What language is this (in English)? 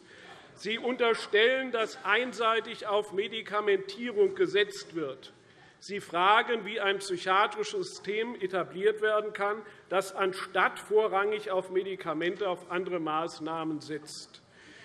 German